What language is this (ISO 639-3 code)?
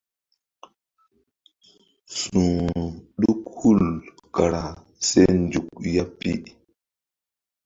mdd